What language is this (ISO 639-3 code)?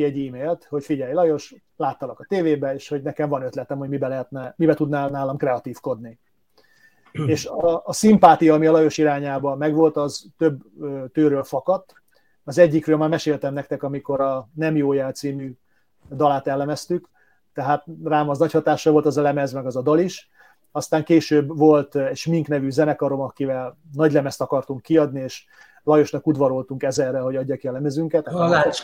hun